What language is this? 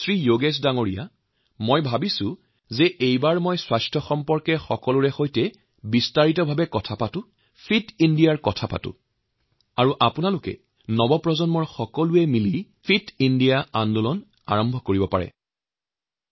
Assamese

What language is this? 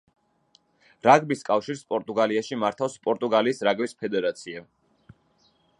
Georgian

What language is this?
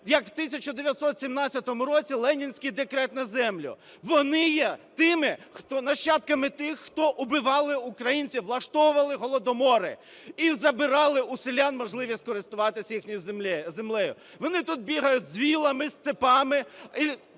Ukrainian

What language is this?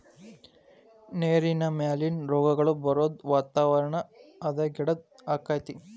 Kannada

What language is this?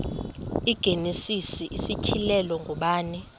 Xhosa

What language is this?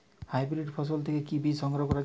Bangla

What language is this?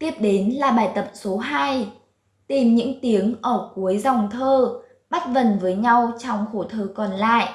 Vietnamese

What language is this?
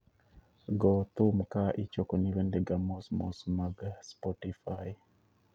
Luo (Kenya and Tanzania)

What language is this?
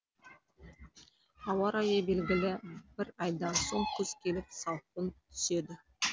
Kazakh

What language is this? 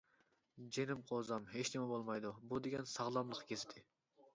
Uyghur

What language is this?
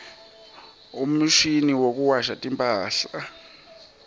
Swati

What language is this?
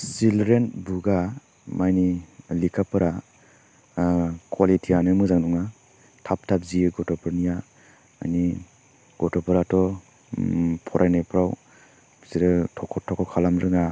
Bodo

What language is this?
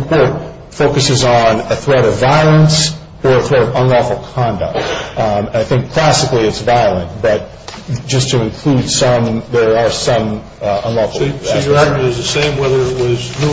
English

